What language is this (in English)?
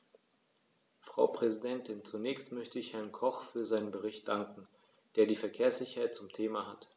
German